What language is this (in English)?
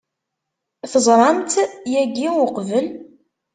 Kabyle